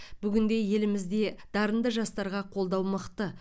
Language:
Kazakh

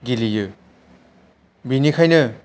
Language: Bodo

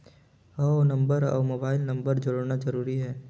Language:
Chhattisgarhi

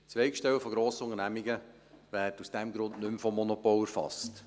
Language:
Swiss German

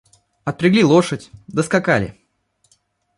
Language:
Russian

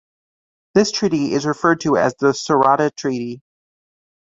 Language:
English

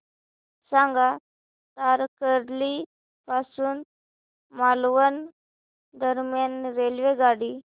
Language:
Marathi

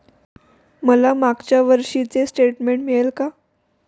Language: Marathi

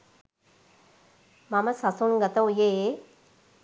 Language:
Sinhala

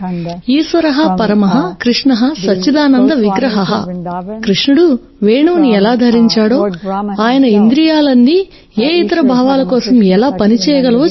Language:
Telugu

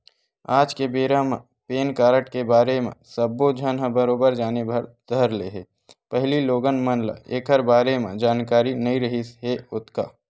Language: Chhattisgarhi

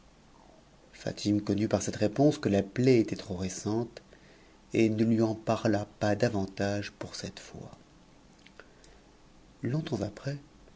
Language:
French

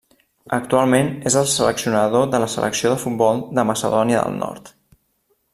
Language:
Catalan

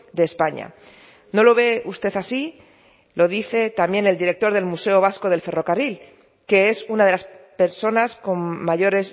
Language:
Spanish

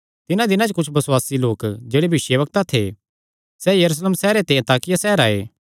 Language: Kangri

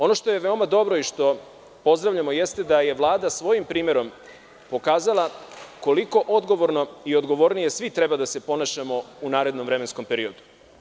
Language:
Serbian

